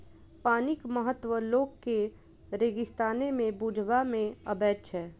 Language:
Maithili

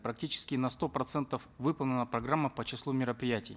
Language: Kazakh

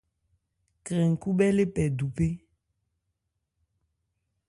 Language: Ebrié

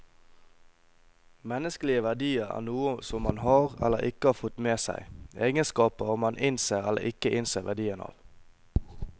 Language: Norwegian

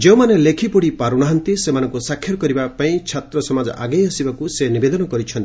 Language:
Odia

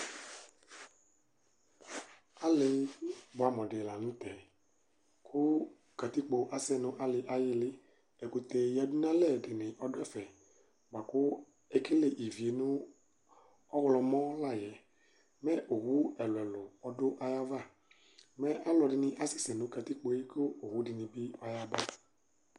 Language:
Ikposo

